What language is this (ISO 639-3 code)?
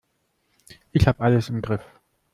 deu